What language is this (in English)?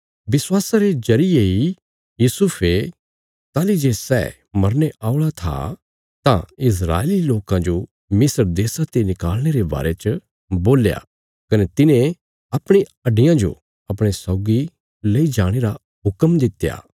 Bilaspuri